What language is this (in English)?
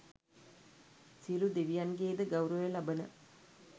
Sinhala